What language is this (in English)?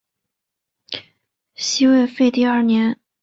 Chinese